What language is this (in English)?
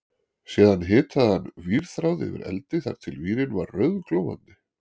Icelandic